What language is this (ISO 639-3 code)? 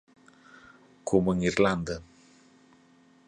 glg